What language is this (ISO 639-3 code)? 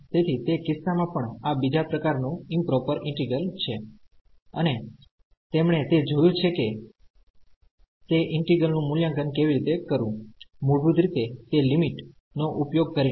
guj